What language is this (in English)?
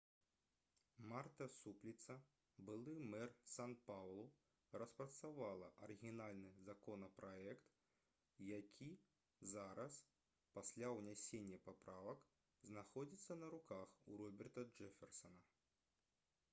Belarusian